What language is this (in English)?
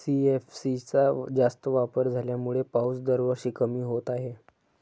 Marathi